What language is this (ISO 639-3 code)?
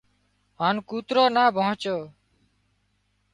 kxp